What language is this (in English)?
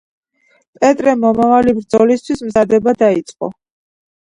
Georgian